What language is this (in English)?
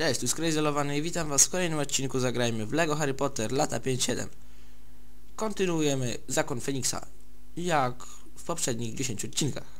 Polish